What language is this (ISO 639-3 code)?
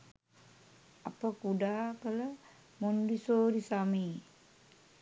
sin